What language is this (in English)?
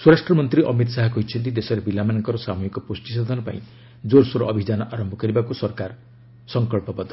Odia